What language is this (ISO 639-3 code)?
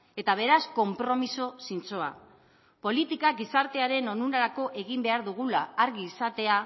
eus